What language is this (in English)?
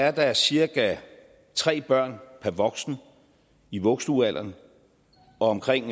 Danish